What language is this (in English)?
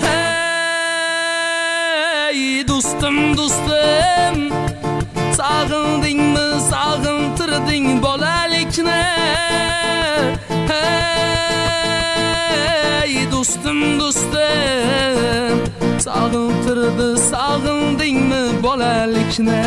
Turkish